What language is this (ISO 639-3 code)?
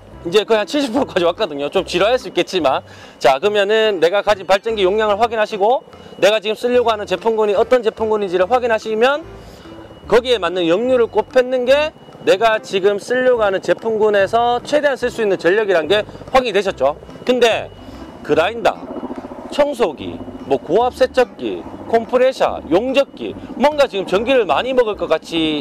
kor